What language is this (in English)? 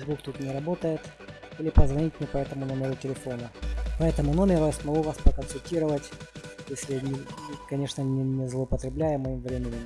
Russian